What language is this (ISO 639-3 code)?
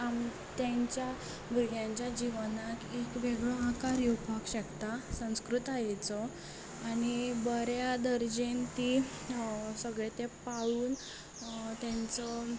kok